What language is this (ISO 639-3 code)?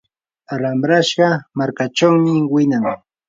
qur